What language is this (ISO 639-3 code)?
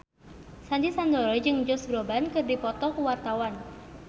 sun